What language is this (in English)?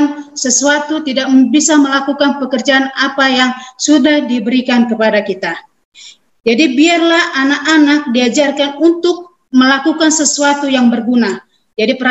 Indonesian